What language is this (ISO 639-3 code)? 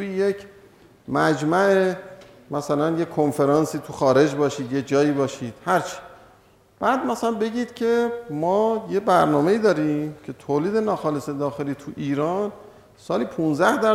fas